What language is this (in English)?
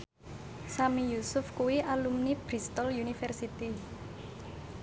Javanese